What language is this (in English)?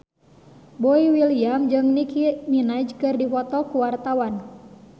Sundanese